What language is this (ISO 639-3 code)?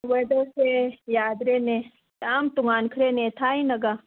mni